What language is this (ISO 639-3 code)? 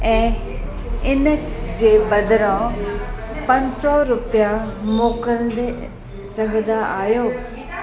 snd